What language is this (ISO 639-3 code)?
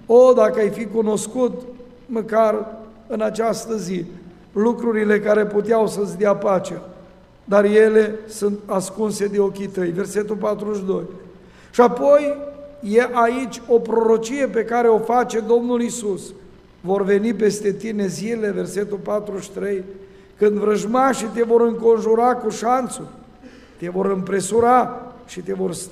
ron